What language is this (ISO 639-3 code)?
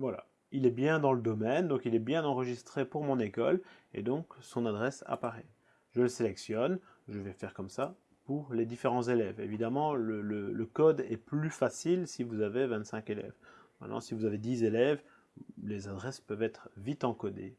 fra